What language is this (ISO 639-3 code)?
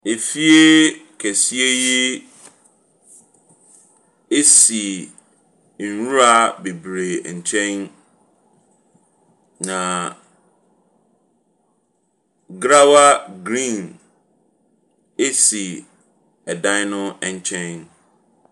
aka